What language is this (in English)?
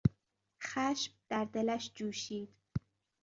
Persian